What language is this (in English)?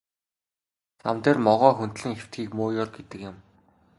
Mongolian